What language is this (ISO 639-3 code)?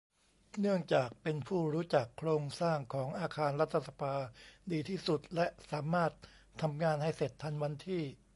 tha